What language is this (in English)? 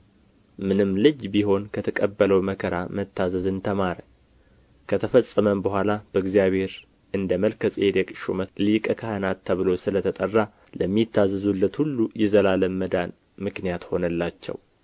Amharic